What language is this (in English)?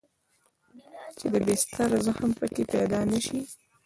Pashto